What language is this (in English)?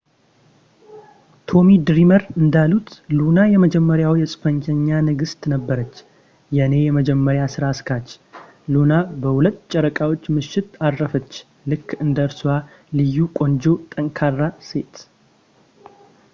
Amharic